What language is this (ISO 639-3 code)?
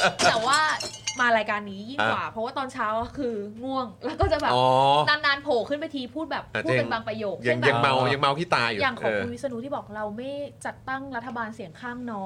tha